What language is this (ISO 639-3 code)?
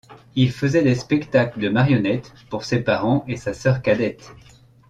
fra